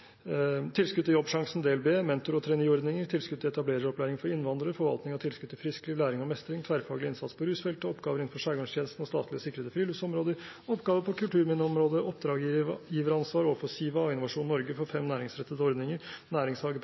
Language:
Norwegian Bokmål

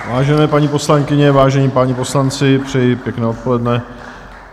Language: Czech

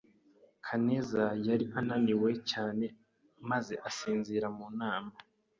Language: Kinyarwanda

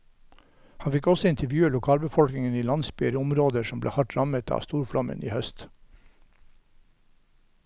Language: Norwegian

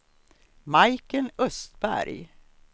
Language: Swedish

